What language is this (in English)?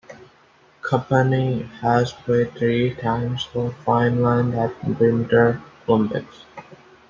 English